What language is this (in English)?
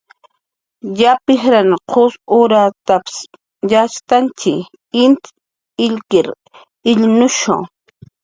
Jaqaru